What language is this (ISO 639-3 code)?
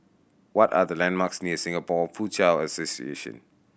eng